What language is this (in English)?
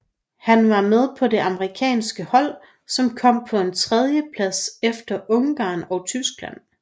Danish